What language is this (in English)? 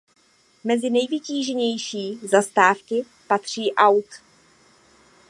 Czech